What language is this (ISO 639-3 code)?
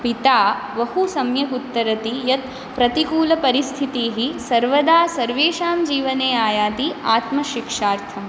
san